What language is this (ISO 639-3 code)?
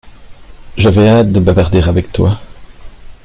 fra